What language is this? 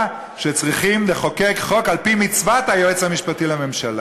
Hebrew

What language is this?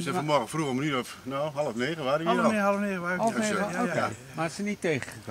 Dutch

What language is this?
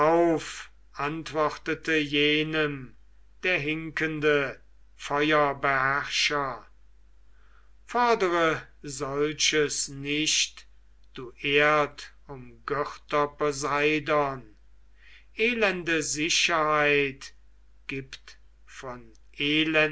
German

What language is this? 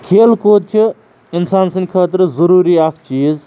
Kashmiri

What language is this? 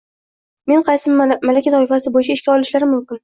Uzbek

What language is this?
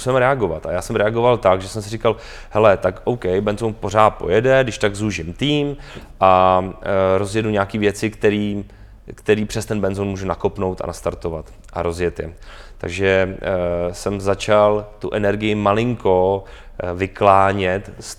Czech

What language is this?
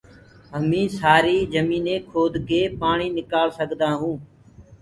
Gurgula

